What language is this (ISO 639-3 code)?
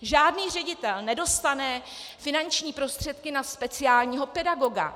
ces